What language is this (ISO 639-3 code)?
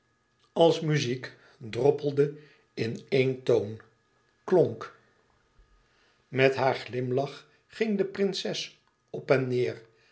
nld